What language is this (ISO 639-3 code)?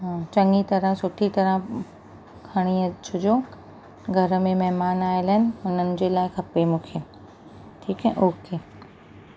snd